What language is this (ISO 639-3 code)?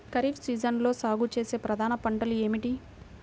tel